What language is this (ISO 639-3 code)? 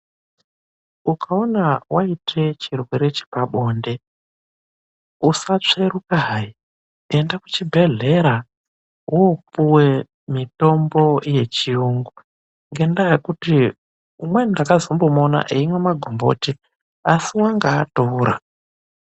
ndc